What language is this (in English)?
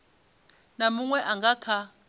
Venda